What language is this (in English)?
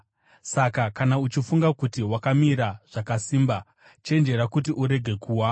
Shona